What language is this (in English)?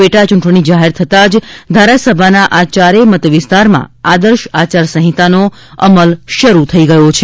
Gujarati